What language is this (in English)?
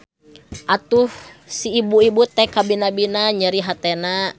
Sundanese